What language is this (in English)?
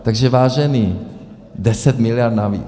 Czech